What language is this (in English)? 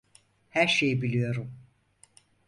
Turkish